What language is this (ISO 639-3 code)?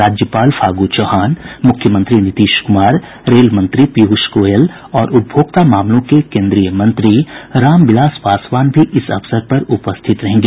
hin